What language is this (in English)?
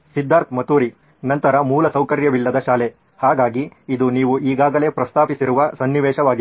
Kannada